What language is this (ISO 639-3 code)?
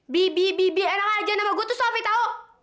ind